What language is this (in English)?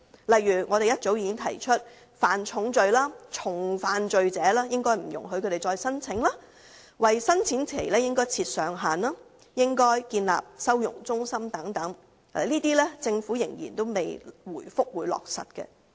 Cantonese